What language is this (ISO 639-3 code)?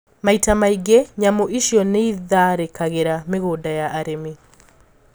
kik